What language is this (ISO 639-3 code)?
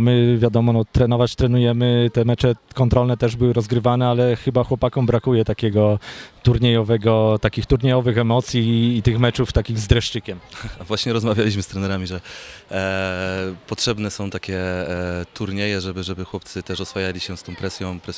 pol